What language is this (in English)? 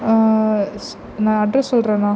Tamil